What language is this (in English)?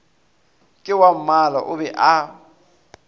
Northern Sotho